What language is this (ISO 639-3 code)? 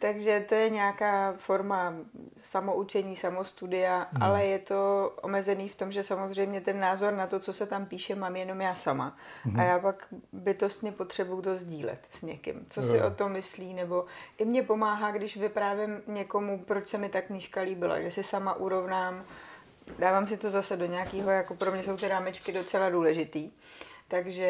ces